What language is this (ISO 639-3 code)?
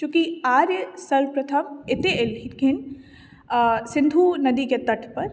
mai